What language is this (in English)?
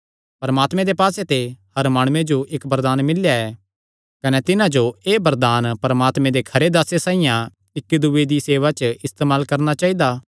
Kangri